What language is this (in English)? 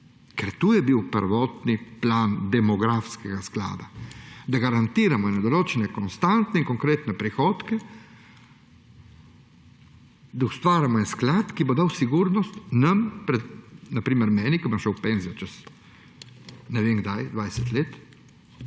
Slovenian